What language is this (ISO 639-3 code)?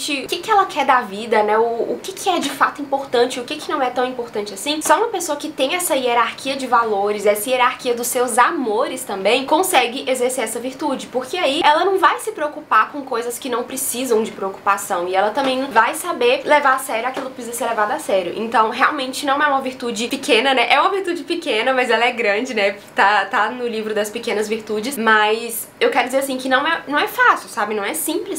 por